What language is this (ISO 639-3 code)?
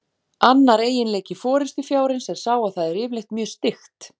isl